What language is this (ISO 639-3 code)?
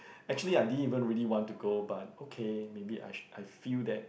eng